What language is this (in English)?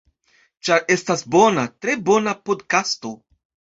Esperanto